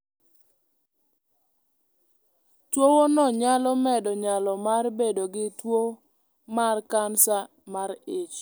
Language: Luo (Kenya and Tanzania)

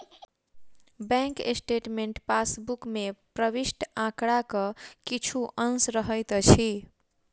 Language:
Maithili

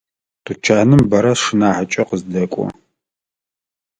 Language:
Adyghe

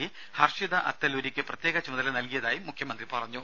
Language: Malayalam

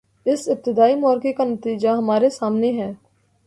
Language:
Urdu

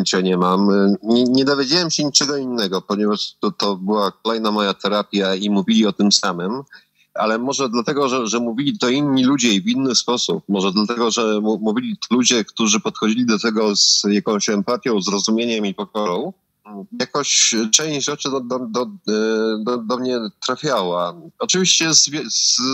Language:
Polish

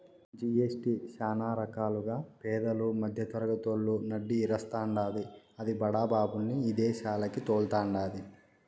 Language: Telugu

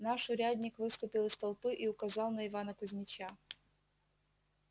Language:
Russian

